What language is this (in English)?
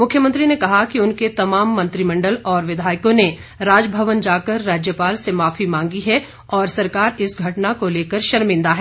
Hindi